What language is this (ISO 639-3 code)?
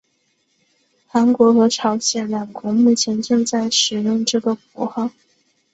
zho